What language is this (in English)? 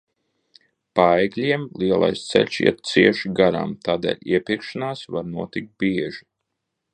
Latvian